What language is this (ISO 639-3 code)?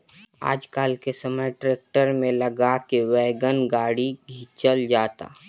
bho